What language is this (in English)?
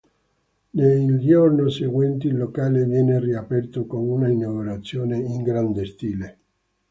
Italian